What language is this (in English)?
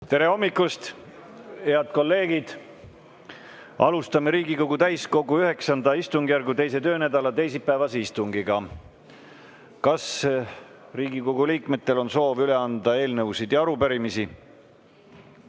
Estonian